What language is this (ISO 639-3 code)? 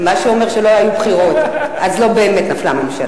heb